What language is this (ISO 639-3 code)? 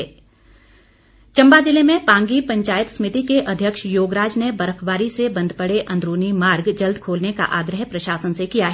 hin